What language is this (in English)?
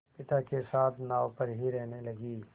Hindi